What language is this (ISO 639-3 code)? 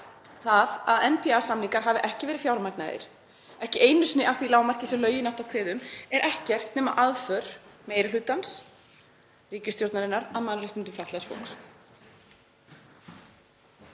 isl